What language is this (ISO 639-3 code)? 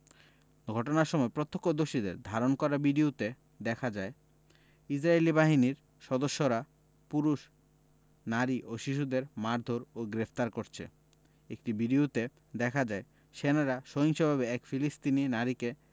ben